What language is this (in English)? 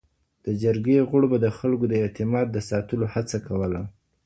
Pashto